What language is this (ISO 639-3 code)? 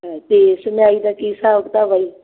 pan